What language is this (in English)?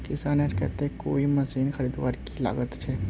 Magahi